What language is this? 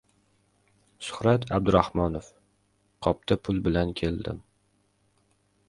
Uzbek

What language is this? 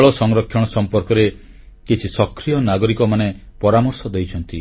Odia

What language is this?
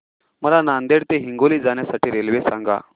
Marathi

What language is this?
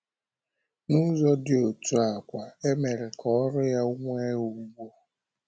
Igbo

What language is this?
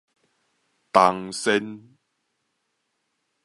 Min Nan Chinese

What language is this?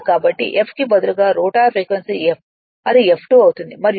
Telugu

